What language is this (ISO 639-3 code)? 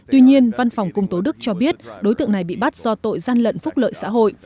vie